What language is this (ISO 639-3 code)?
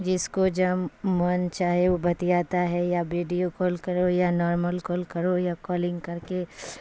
urd